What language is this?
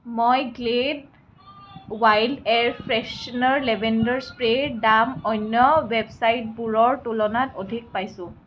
Assamese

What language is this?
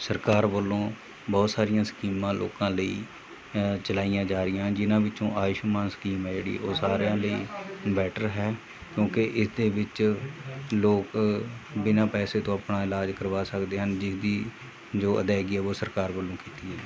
Punjabi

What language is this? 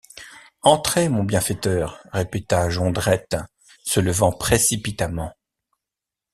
French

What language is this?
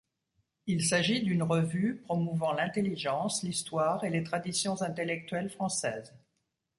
French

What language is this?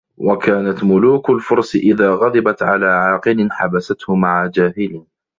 Arabic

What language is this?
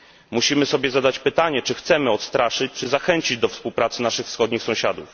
Polish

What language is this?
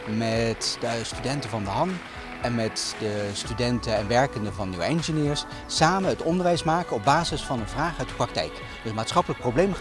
Dutch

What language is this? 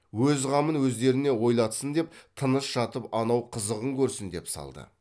Kazakh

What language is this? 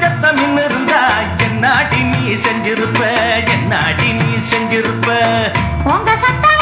Tamil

